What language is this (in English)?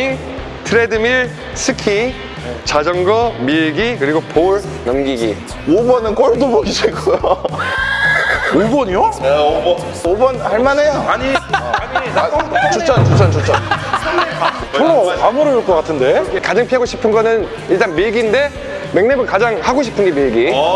Korean